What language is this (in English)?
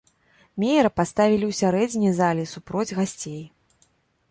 Belarusian